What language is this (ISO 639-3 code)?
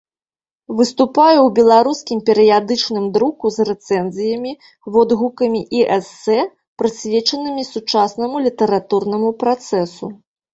bel